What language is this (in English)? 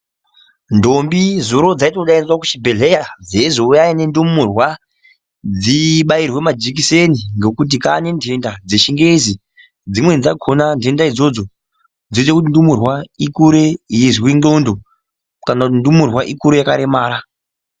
Ndau